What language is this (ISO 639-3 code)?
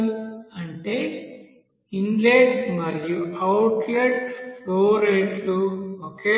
tel